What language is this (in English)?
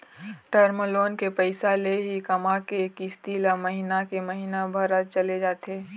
Chhattisgarhi